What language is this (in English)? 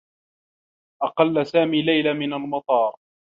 Arabic